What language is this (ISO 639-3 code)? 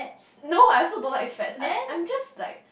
eng